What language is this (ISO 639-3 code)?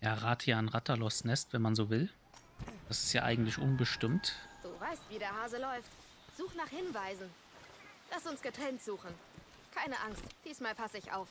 deu